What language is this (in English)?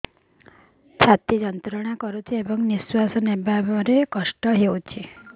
Odia